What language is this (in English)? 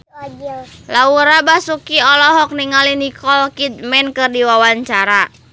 Sundanese